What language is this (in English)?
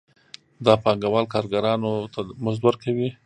Pashto